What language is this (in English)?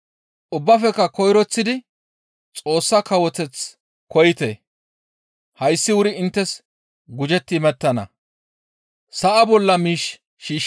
Gamo